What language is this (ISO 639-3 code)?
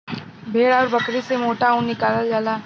bho